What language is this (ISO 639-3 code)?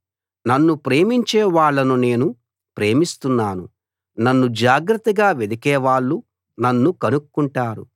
tel